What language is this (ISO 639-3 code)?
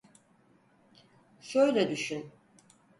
tur